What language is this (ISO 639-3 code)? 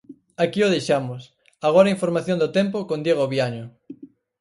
glg